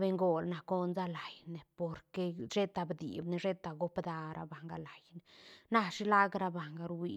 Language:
Santa Catarina Albarradas Zapotec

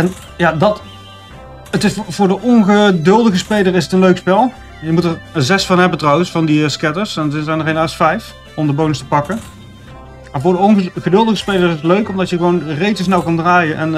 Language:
Dutch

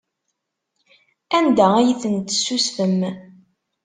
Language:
Kabyle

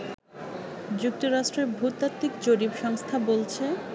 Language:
Bangla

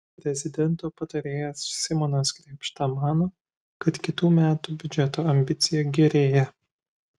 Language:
Lithuanian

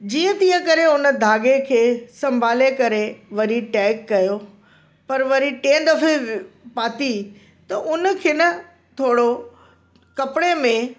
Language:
Sindhi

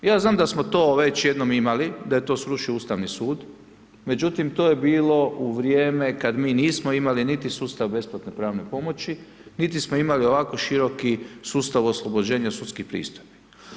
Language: Croatian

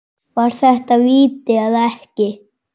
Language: Icelandic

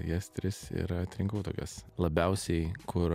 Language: Lithuanian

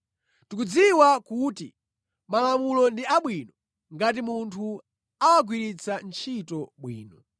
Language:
Nyanja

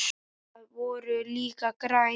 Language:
Icelandic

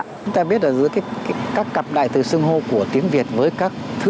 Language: Vietnamese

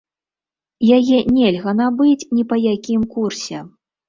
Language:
Belarusian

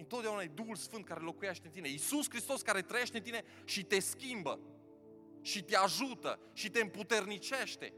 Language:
Romanian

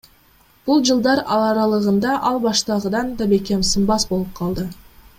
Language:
Kyrgyz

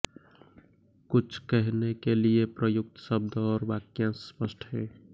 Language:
Hindi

